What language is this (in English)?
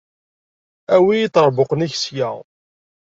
Kabyle